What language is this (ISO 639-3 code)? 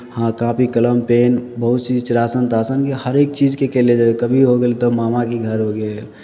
mai